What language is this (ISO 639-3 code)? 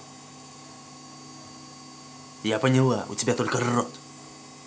rus